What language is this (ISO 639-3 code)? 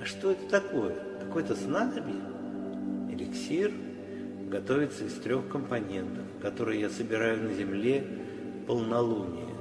rus